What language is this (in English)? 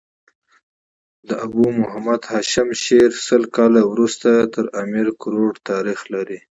Pashto